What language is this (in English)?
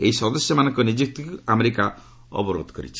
Odia